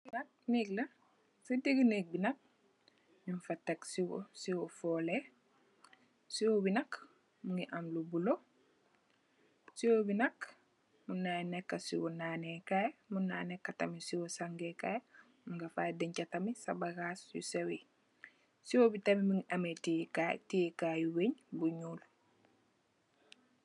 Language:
Wolof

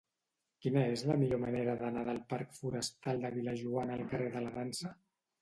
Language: Catalan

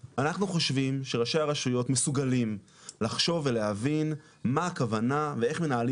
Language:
Hebrew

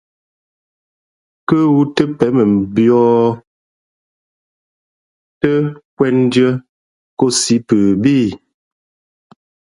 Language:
Fe'fe'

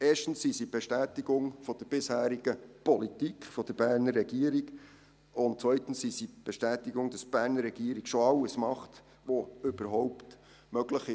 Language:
Swiss German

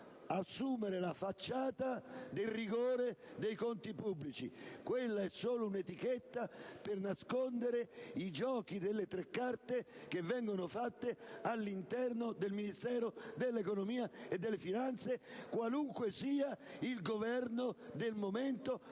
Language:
Italian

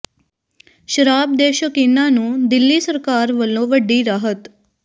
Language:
Punjabi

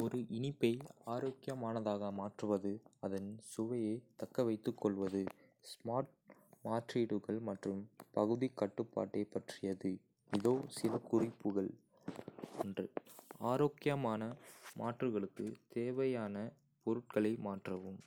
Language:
Kota (India)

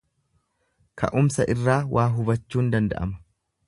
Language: Oromo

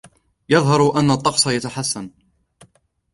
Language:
Arabic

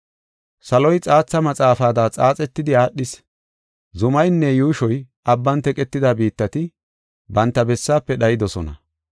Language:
Gofa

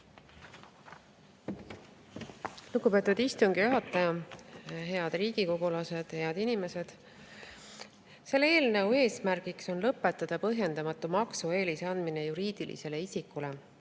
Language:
Estonian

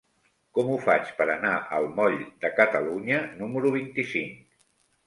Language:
Catalan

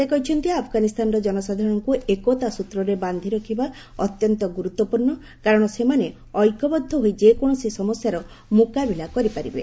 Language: Odia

